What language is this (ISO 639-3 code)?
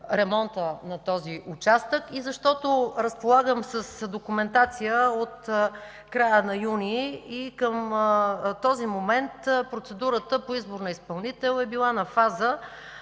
bul